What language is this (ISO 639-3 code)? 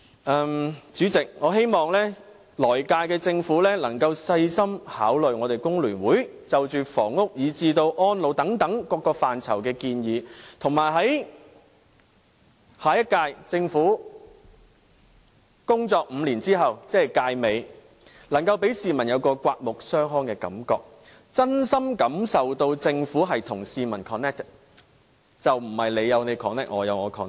yue